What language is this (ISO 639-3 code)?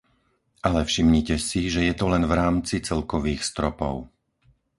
slk